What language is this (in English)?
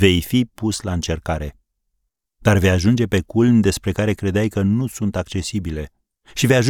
Romanian